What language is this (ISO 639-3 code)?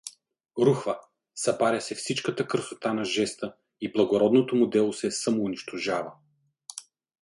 bul